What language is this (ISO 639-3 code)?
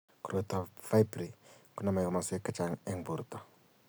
kln